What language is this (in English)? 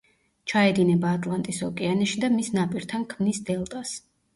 Georgian